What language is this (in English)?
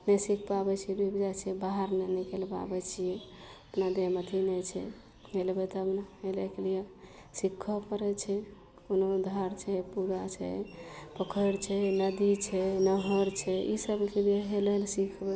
Maithili